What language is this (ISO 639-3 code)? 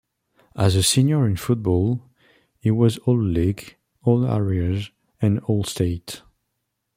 eng